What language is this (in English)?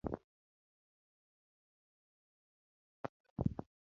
Luo (Kenya and Tanzania)